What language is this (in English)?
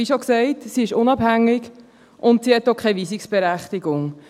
Swiss German